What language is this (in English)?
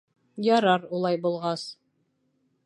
Bashkir